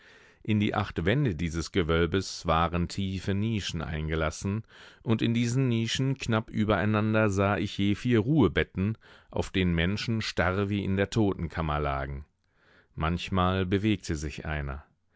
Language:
German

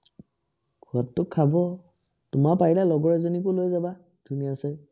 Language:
Assamese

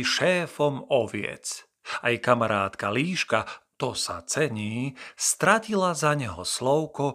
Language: Slovak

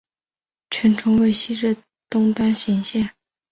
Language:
Chinese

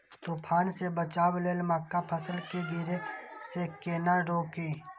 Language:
Maithili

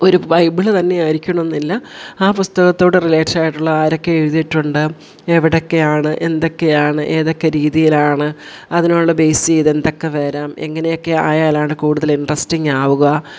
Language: Malayalam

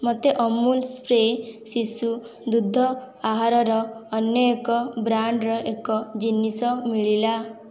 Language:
Odia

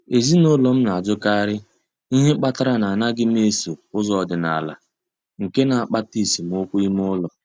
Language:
Igbo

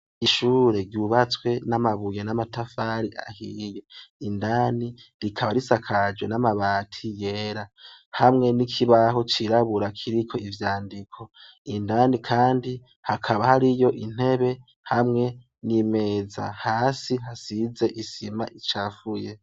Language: Rundi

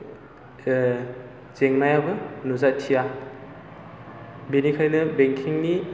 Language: Bodo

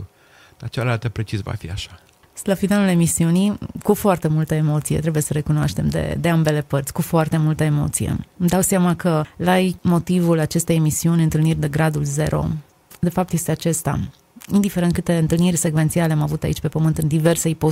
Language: Romanian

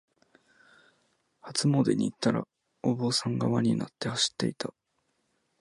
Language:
Japanese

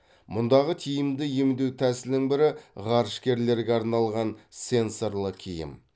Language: Kazakh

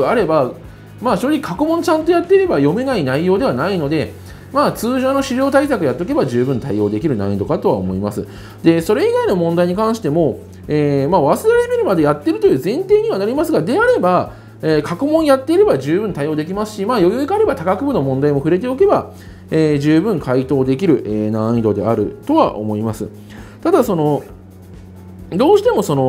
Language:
Japanese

